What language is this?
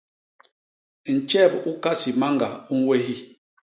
Basaa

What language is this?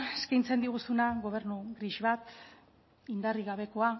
Basque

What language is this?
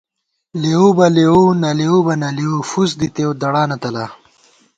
Gawar-Bati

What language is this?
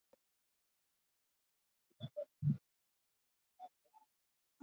Basque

